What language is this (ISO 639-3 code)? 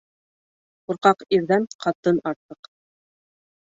bak